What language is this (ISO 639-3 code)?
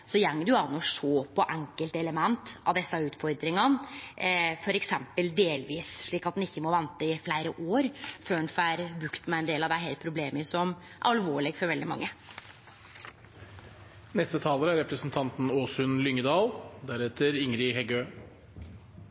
nor